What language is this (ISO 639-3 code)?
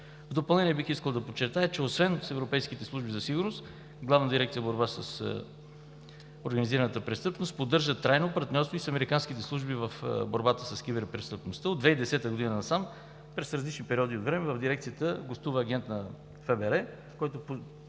bul